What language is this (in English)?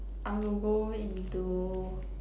English